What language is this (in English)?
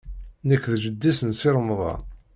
Kabyle